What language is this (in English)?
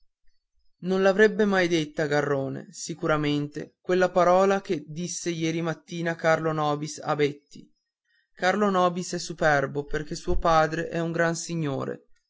Italian